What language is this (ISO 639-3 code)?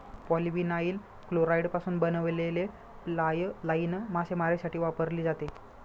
mar